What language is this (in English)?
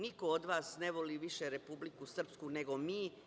Serbian